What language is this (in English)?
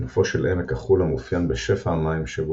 Hebrew